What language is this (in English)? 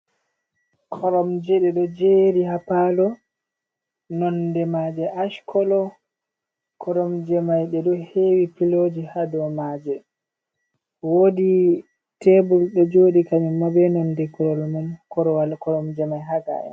Fula